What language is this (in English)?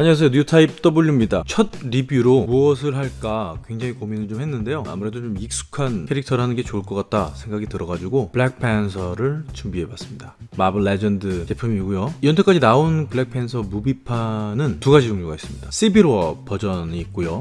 Korean